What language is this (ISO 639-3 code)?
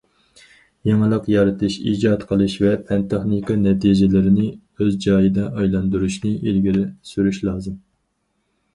uig